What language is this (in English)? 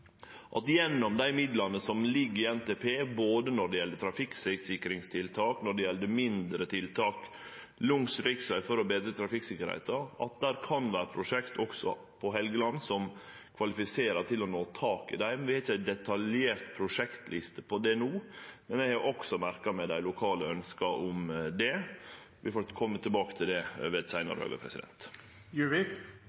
Norwegian Nynorsk